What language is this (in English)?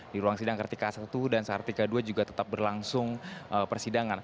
Indonesian